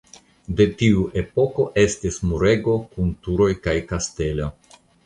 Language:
Esperanto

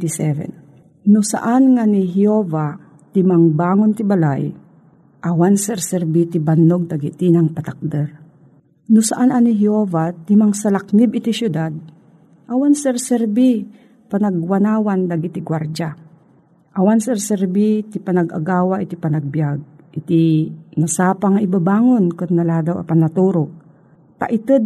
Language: Filipino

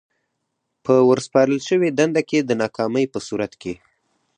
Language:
Pashto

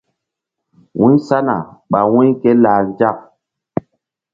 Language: Mbum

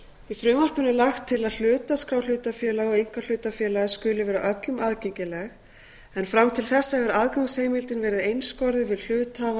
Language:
Icelandic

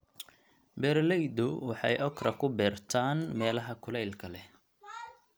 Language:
Somali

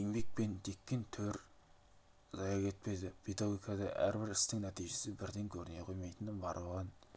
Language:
Kazakh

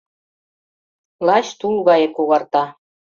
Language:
Mari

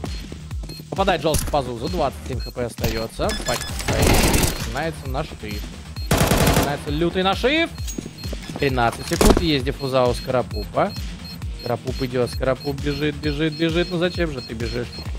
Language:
Russian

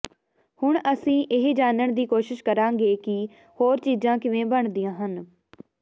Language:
Punjabi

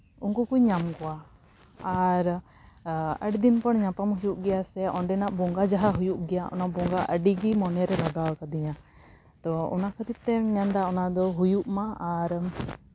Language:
Santali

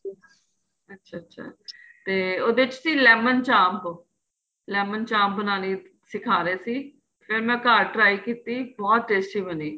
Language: Punjabi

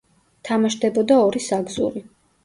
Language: Georgian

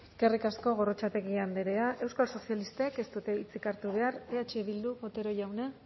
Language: Basque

